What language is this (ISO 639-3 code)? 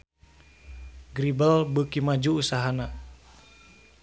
sun